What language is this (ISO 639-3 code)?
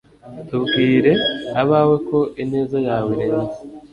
kin